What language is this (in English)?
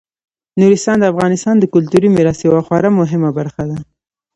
Pashto